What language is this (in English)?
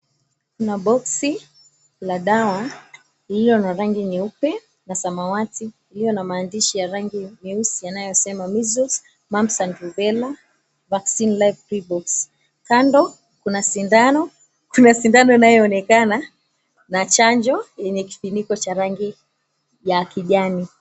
Swahili